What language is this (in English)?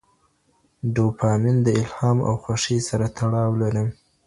Pashto